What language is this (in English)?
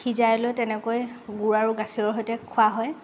Assamese